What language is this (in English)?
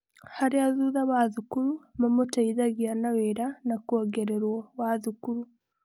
Kikuyu